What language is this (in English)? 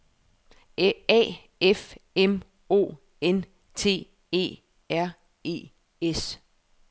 Danish